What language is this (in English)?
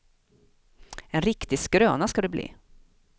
Swedish